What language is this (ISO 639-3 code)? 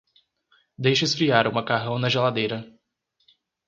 por